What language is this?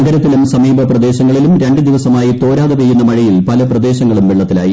Malayalam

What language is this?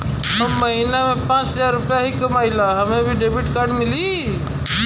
Bhojpuri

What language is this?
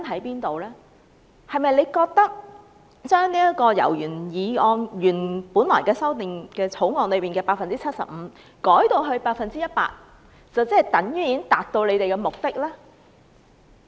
Cantonese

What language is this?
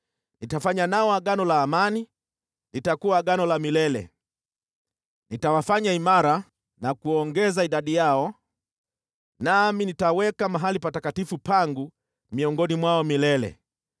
Swahili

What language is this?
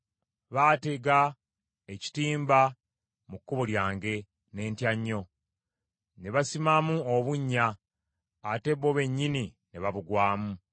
Ganda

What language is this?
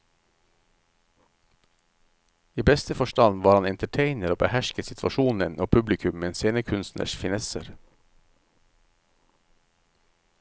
Norwegian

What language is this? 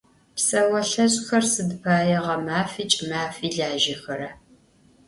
Adyghe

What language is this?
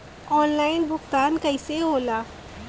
Bhojpuri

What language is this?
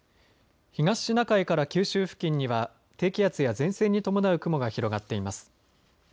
Japanese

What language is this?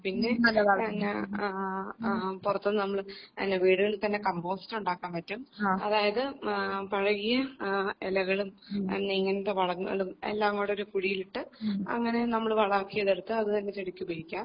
Malayalam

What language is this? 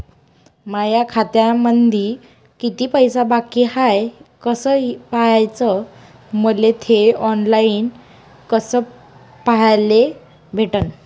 Marathi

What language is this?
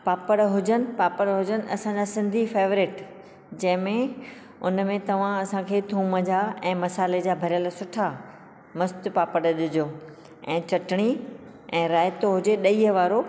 Sindhi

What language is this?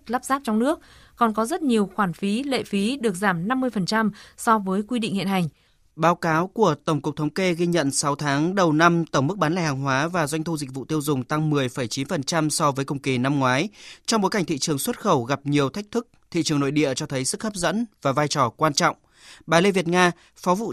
Vietnamese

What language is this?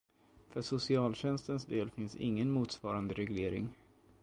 Swedish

